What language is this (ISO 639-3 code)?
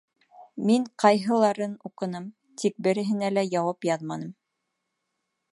bak